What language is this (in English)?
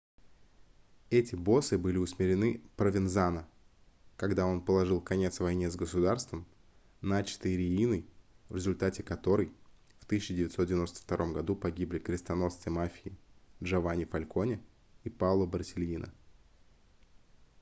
Russian